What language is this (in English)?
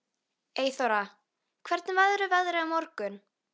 Icelandic